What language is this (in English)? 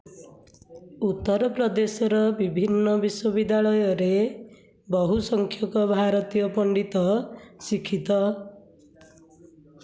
Odia